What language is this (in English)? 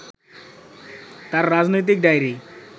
Bangla